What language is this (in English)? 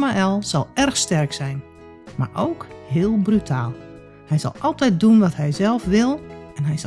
Dutch